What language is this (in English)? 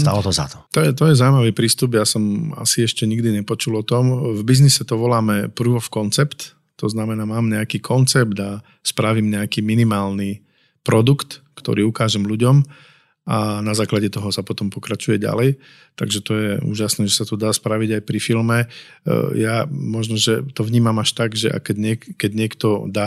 Slovak